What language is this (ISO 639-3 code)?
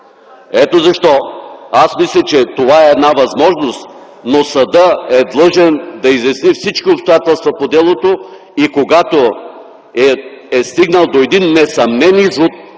bul